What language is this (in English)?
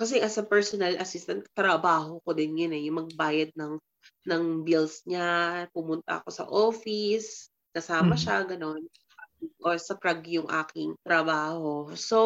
Filipino